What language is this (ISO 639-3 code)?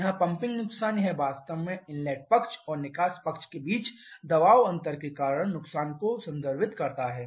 hin